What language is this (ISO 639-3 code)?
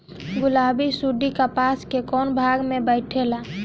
bho